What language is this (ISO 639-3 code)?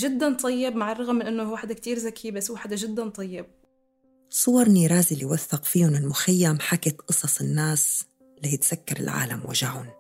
ara